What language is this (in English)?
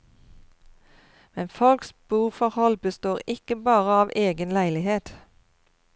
Norwegian